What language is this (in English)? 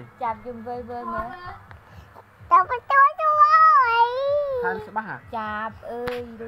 Vietnamese